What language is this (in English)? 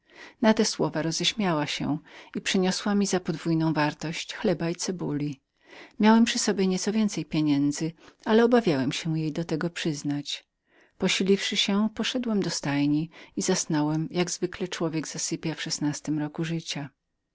Polish